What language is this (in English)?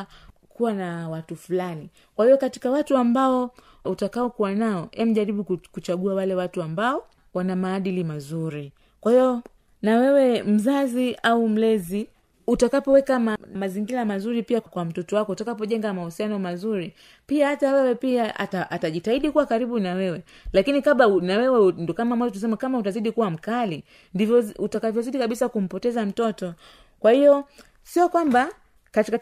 Swahili